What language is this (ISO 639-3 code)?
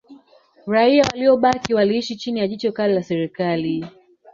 swa